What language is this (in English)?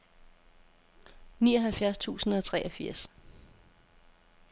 Danish